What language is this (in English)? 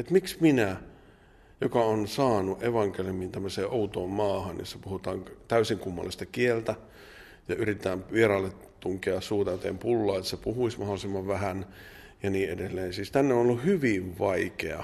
Finnish